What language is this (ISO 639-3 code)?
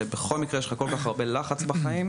heb